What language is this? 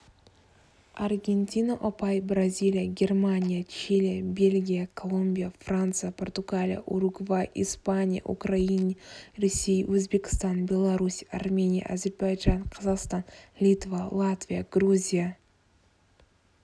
Kazakh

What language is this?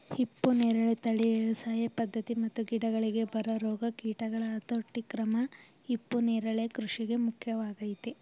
Kannada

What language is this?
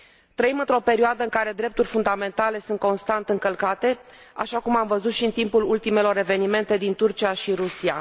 Romanian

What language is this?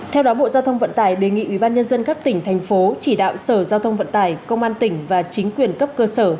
Vietnamese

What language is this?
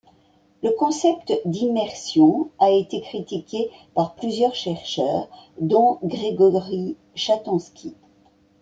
French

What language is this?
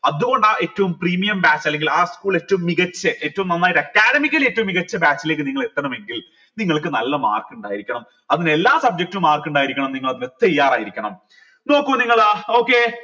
Malayalam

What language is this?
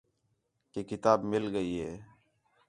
Khetrani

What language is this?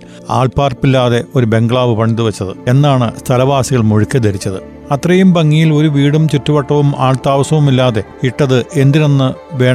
Malayalam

